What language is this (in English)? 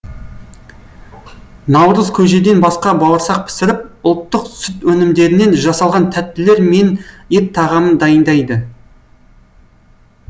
Kazakh